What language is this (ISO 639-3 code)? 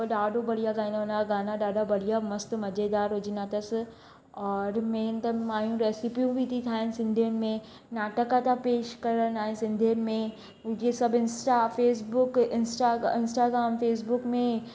snd